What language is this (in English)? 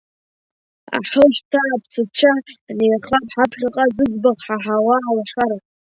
Abkhazian